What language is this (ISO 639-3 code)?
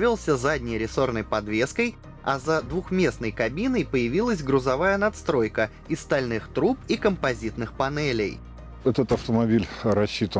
rus